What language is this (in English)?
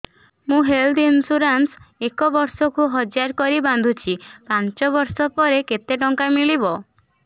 Odia